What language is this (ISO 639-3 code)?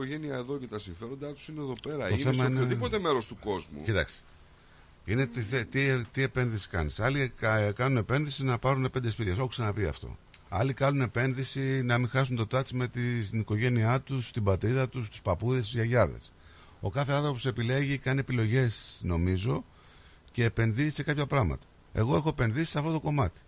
ell